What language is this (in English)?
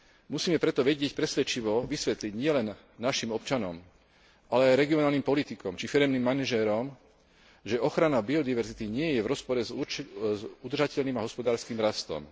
Slovak